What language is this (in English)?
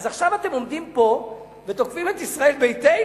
Hebrew